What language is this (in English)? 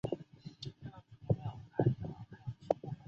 Chinese